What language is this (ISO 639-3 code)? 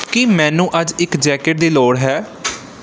pan